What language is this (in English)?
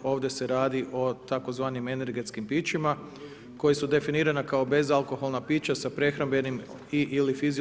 Croatian